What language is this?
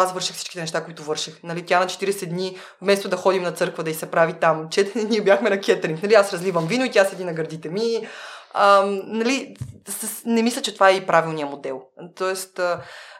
Bulgarian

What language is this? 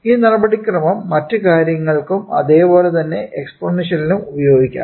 Malayalam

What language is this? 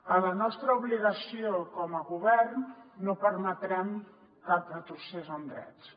Catalan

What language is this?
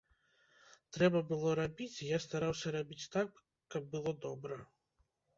Belarusian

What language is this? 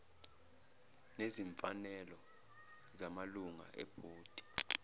Zulu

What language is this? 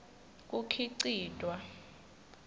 Swati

